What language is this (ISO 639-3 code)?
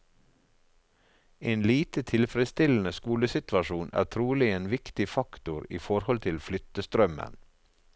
nor